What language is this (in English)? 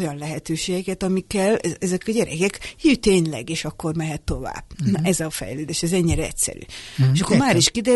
Hungarian